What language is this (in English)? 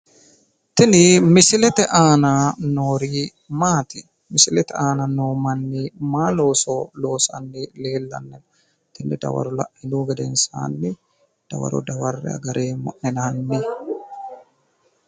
Sidamo